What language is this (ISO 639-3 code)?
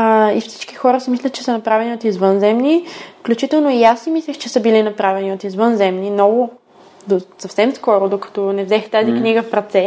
bul